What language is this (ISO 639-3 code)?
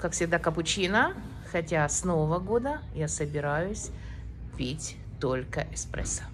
rus